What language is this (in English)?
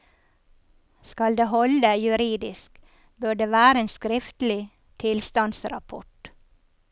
Norwegian